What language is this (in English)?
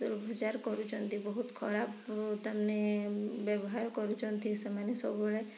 Odia